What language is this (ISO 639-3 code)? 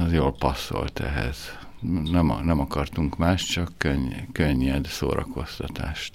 hun